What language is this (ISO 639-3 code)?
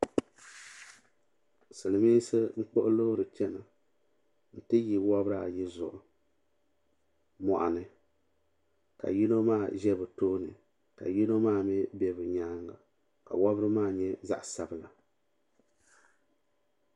dag